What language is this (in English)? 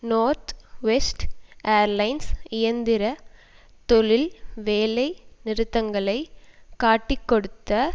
Tamil